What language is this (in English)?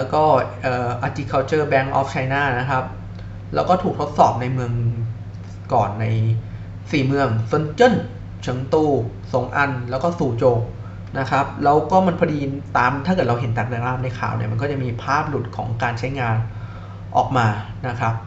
Thai